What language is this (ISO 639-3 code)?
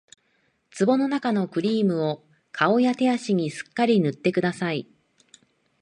jpn